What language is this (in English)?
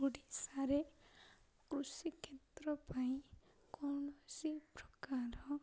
Odia